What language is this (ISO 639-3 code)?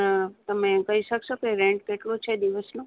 guj